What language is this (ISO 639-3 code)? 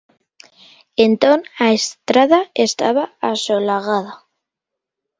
glg